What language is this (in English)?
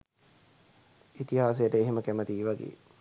Sinhala